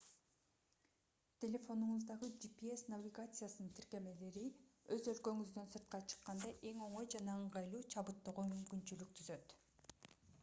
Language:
Kyrgyz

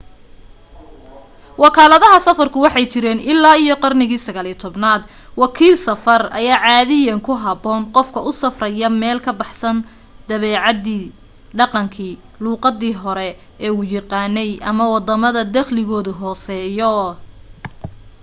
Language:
Somali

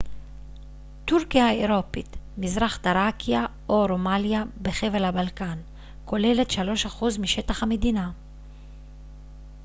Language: Hebrew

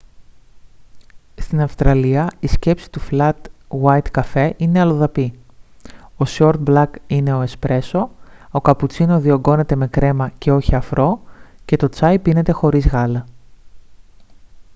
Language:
Greek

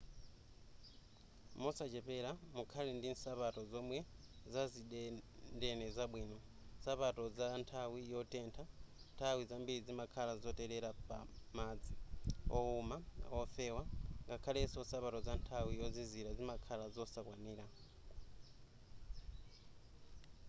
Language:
Nyanja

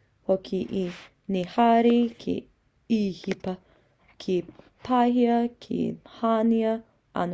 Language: Māori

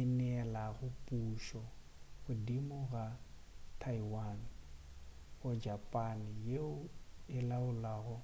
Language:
Northern Sotho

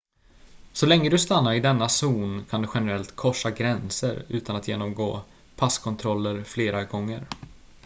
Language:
Swedish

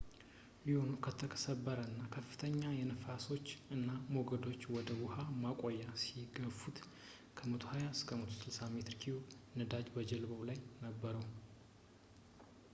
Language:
Amharic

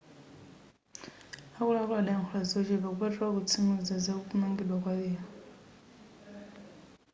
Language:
Nyanja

